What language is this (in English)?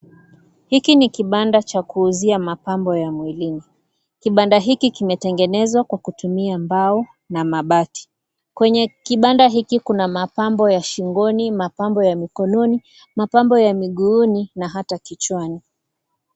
Swahili